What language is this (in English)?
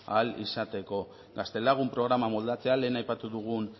Basque